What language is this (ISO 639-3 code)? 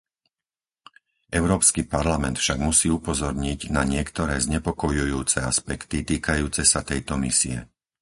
slk